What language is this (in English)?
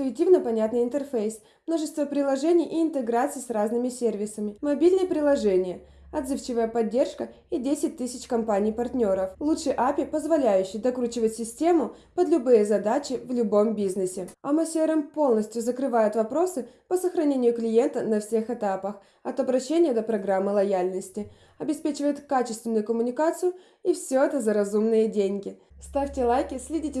Russian